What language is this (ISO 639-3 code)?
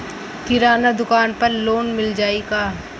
bho